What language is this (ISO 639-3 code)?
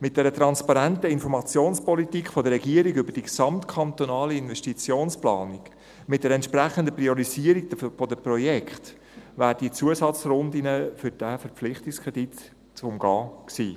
gsw